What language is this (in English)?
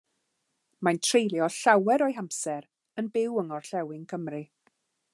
Welsh